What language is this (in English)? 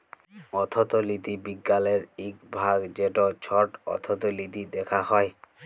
Bangla